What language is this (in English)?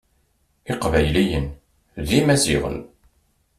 Kabyle